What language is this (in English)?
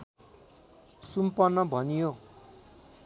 Nepali